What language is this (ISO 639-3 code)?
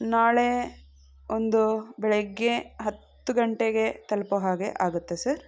kan